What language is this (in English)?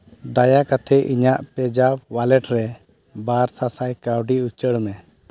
Santali